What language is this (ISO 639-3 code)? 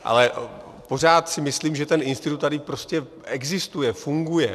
ces